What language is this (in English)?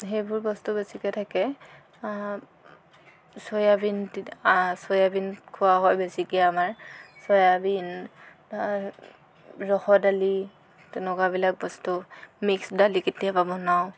Assamese